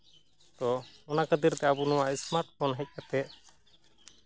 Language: Santali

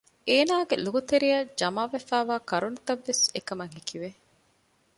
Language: Divehi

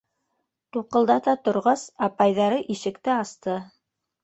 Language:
Bashkir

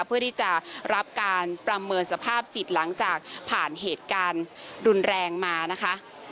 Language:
Thai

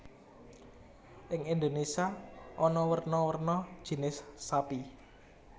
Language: Javanese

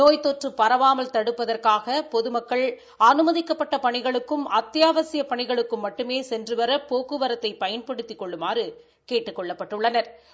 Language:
Tamil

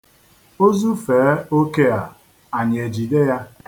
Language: Igbo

